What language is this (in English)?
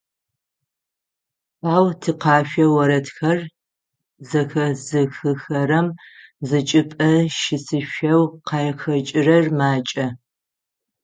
Adyghe